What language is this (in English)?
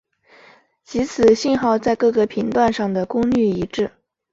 Chinese